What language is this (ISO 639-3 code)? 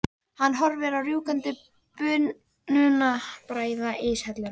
isl